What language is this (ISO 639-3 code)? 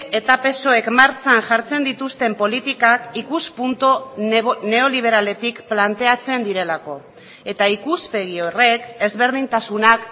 eus